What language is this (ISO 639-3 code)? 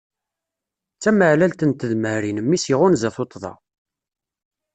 kab